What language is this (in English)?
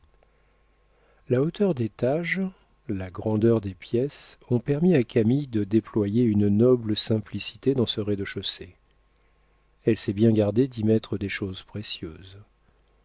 French